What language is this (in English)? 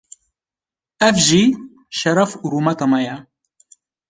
Kurdish